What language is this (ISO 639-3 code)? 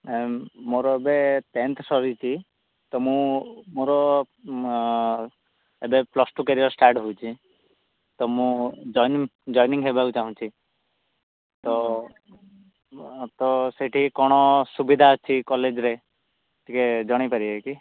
ori